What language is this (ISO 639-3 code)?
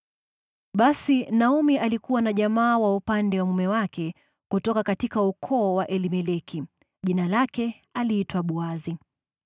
swa